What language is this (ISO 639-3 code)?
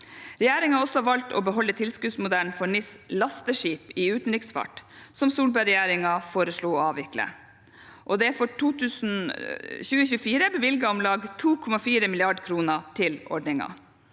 nor